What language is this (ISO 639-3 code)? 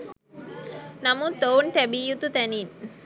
sin